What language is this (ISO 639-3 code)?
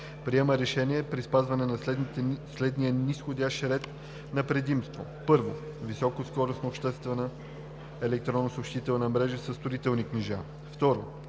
bul